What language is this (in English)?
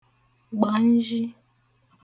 Igbo